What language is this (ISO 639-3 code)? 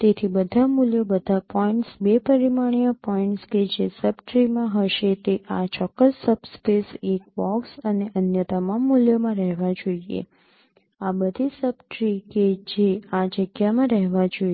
guj